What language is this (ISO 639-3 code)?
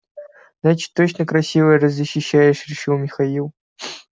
rus